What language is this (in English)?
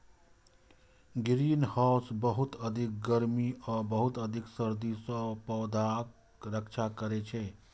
Maithili